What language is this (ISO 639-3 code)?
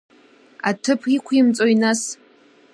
abk